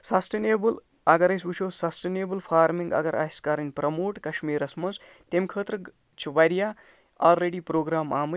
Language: Kashmiri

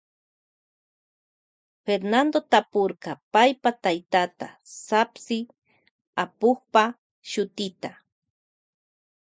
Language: Loja Highland Quichua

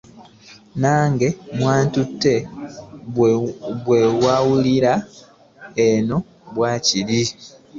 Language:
Ganda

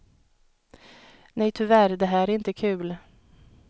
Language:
Swedish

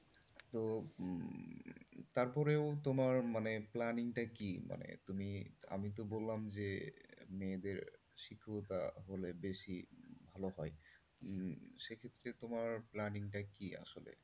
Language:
Bangla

